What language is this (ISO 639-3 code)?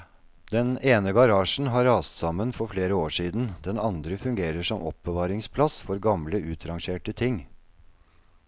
nor